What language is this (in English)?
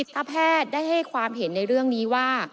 Thai